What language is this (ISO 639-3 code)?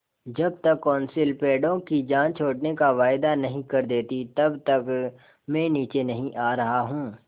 hin